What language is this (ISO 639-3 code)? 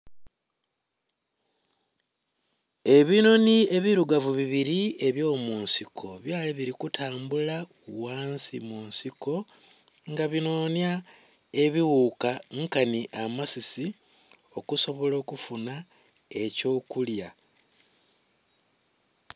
xog